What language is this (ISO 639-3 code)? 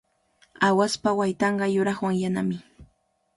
qvl